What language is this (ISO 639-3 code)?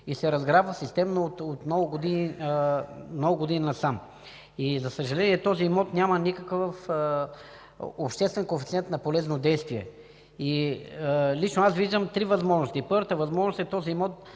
bul